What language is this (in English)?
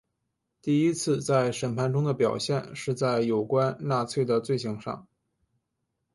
Chinese